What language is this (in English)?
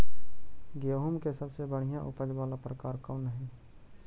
Magahi